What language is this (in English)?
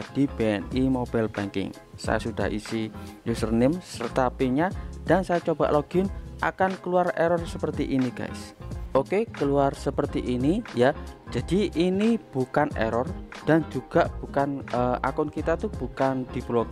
Indonesian